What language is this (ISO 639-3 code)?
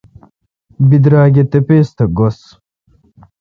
xka